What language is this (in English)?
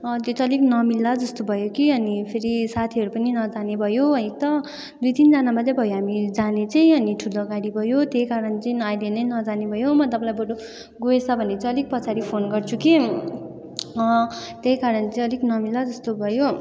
Nepali